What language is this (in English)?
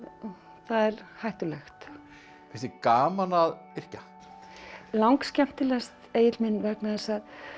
Icelandic